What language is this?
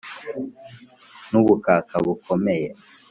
Kinyarwanda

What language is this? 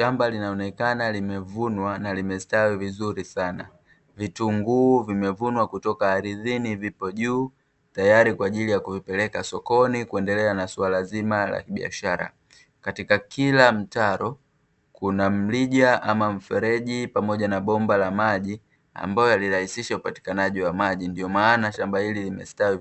Swahili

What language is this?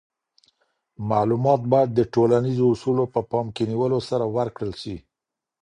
Pashto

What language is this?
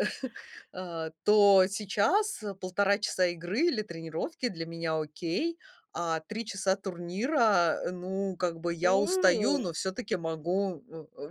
Russian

